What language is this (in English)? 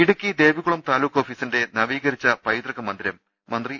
Malayalam